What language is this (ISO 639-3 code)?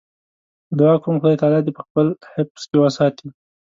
pus